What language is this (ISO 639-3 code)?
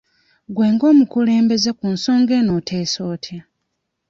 lug